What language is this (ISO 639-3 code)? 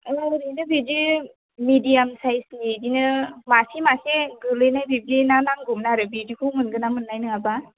brx